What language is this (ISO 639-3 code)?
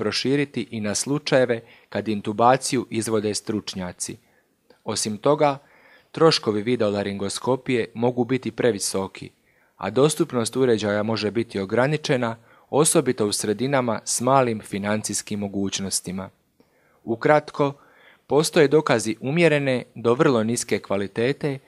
hrv